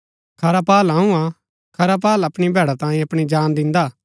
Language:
Gaddi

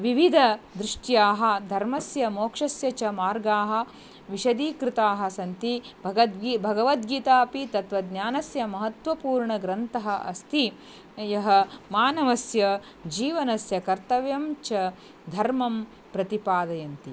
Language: Sanskrit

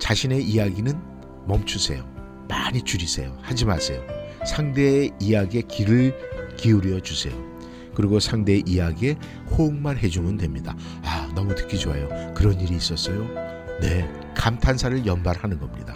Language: Korean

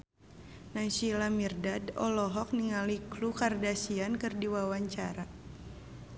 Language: Sundanese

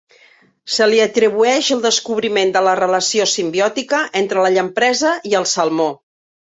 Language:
Catalan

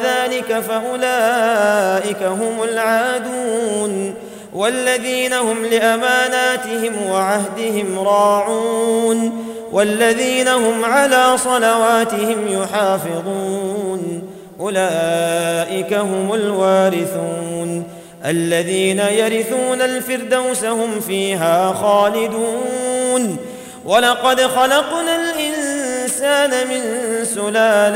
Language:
Arabic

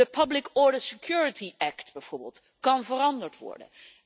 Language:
Dutch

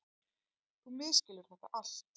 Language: Icelandic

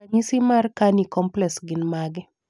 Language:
Luo (Kenya and Tanzania)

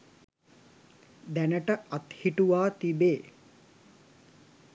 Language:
Sinhala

